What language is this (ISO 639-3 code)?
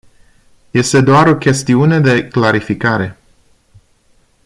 ron